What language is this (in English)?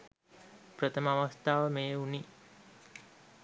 Sinhala